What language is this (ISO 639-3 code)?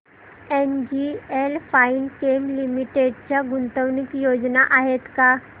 mar